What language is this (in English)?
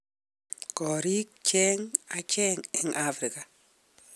Kalenjin